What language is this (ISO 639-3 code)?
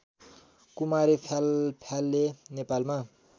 nep